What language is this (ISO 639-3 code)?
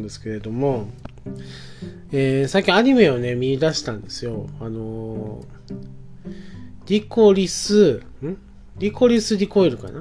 jpn